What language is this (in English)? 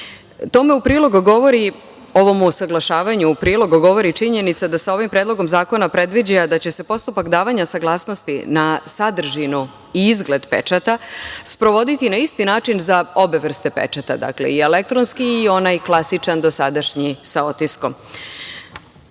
Serbian